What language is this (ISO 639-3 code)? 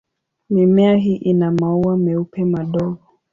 swa